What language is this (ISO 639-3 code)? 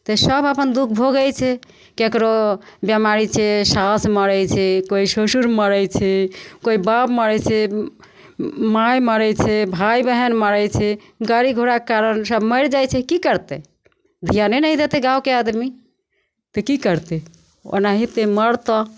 mai